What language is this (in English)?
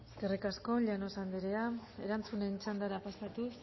Basque